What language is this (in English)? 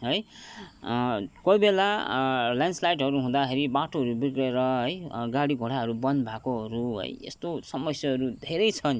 Nepali